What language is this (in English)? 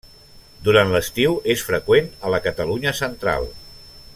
Catalan